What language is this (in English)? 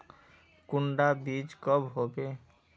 Magahi